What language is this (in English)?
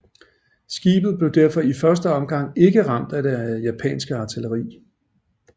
Danish